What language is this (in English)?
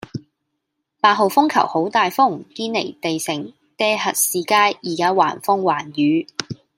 Cantonese